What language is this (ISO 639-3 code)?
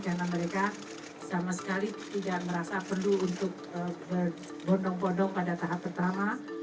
ind